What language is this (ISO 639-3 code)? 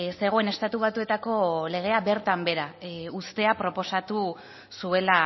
eus